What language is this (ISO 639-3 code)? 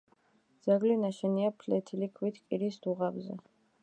kat